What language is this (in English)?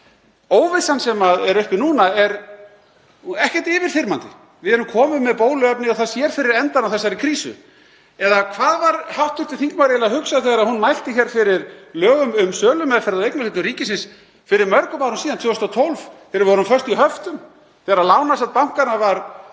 Icelandic